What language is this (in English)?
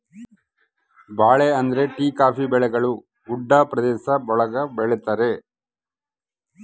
Kannada